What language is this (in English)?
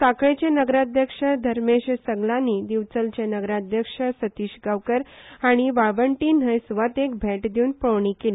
Konkani